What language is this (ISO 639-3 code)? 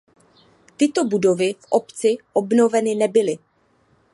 ces